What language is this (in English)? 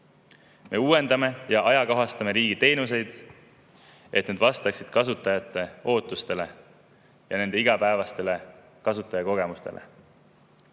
Estonian